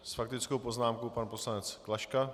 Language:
Czech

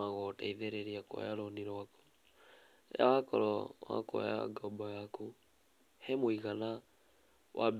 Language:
Kikuyu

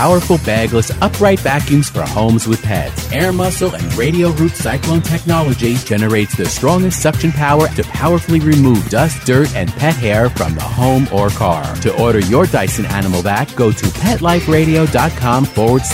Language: English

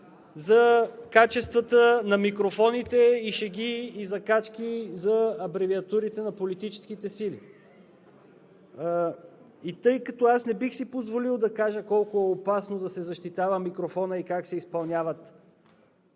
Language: Bulgarian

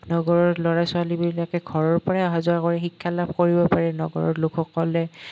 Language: Assamese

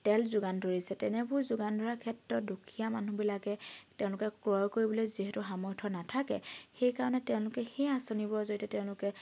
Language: Assamese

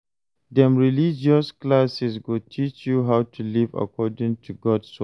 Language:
Nigerian Pidgin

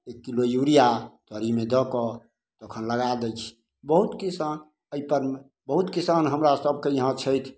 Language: Maithili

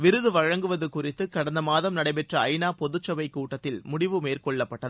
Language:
Tamil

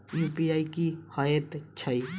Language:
Maithili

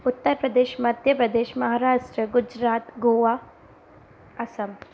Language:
Sindhi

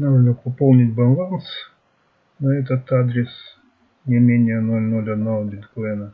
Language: Russian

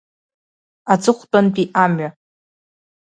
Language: Abkhazian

